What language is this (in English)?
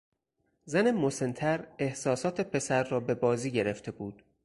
Persian